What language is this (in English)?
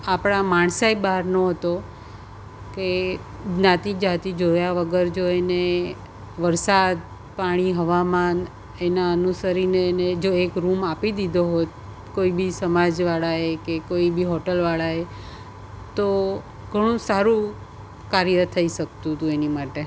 Gujarati